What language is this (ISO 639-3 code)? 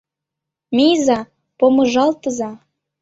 chm